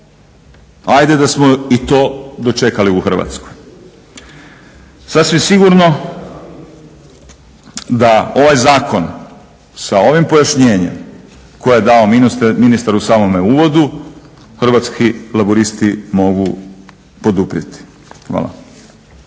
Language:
Croatian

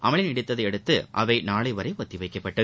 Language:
Tamil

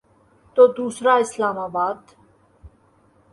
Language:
Urdu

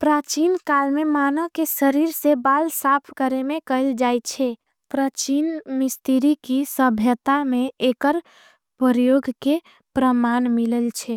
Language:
Angika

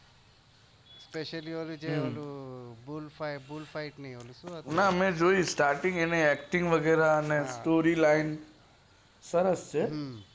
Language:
Gujarati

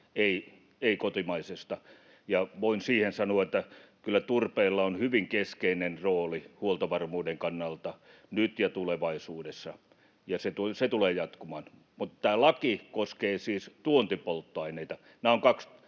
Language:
Finnish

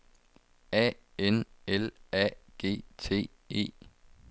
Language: Danish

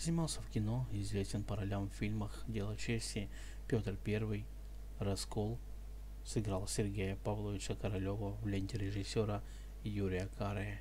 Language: Russian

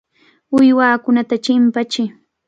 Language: Cajatambo North Lima Quechua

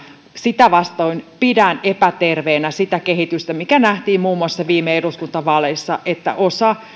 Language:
Finnish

